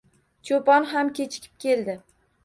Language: Uzbek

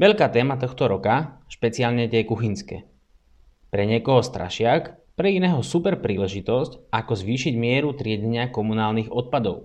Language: Slovak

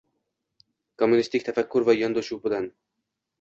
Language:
Uzbek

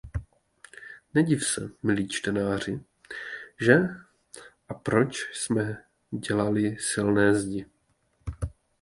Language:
Czech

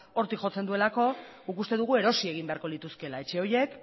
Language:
Basque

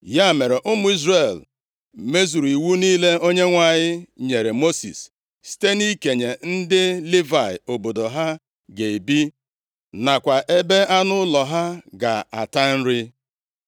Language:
Igbo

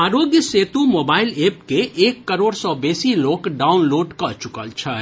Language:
Maithili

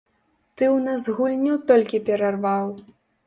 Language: Belarusian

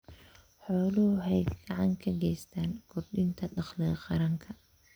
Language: Somali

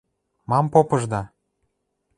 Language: Western Mari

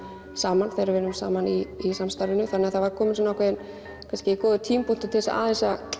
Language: Icelandic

